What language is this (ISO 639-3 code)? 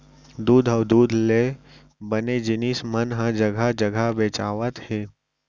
hne